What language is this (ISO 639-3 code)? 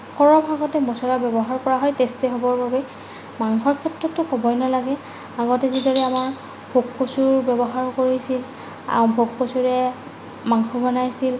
asm